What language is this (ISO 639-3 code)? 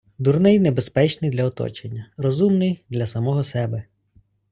ukr